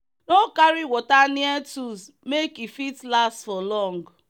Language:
Nigerian Pidgin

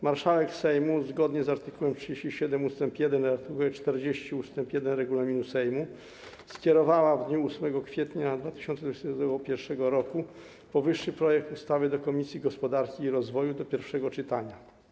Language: Polish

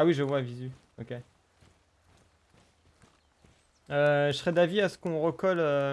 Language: French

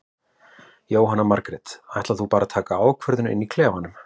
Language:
Icelandic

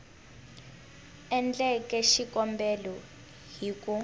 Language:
Tsonga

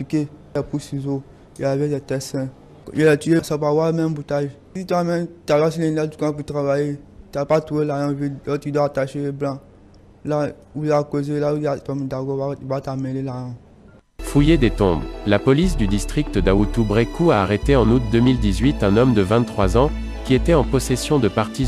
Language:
French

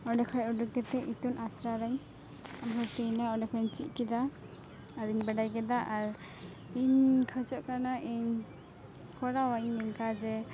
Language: Santali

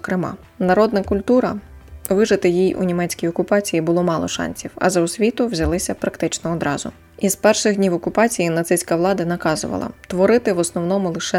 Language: Ukrainian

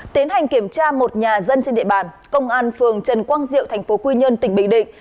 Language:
Vietnamese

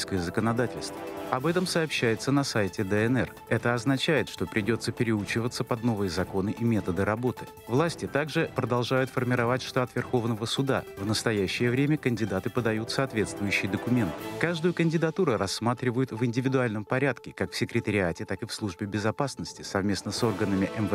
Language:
Russian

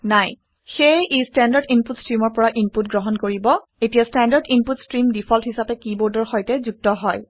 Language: Assamese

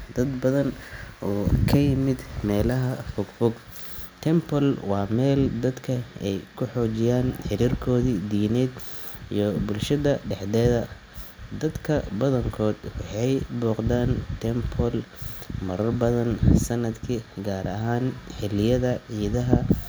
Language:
Somali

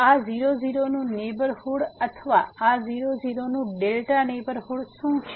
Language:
Gujarati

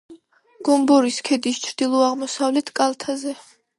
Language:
Georgian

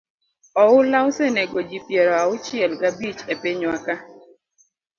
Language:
Luo (Kenya and Tanzania)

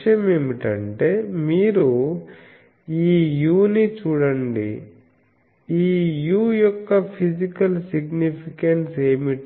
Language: Telugu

